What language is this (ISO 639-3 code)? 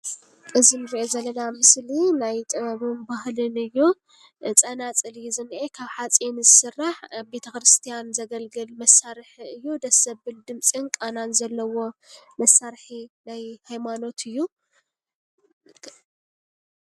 tir